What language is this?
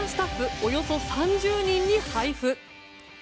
Japanese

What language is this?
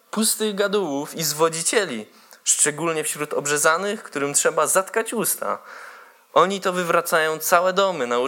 Polish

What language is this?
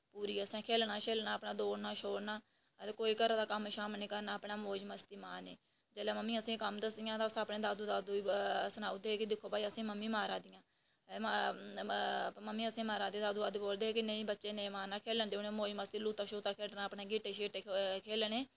Dogri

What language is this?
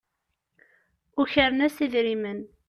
Kabyle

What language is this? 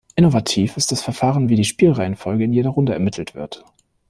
German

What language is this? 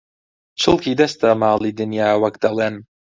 Central Kurdish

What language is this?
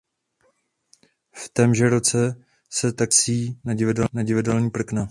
Czech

